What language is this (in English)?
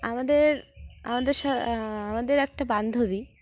Bangla